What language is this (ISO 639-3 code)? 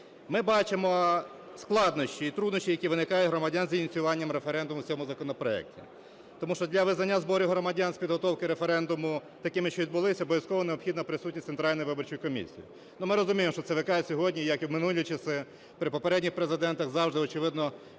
ukr